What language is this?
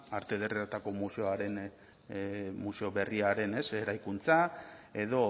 Basque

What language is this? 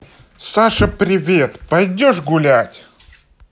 Russian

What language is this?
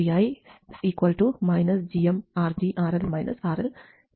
Malayalam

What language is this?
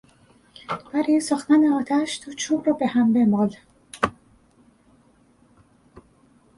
Persian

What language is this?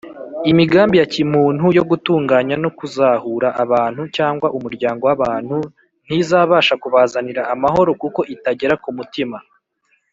Kinyarwanda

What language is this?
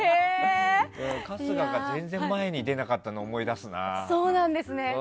Japanese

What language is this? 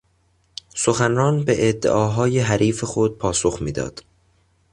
Persian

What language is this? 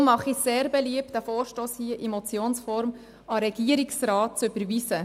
Swiss German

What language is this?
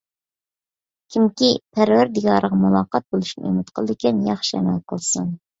Uyghur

